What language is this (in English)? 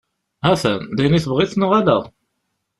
Kabyle